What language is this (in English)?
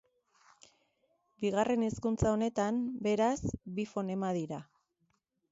Basque